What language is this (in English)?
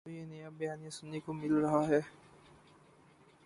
Urdu